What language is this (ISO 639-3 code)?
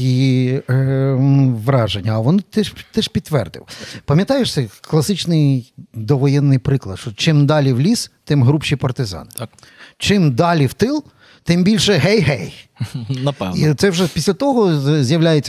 ukr